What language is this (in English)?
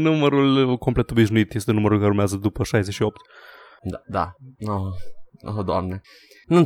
Romanian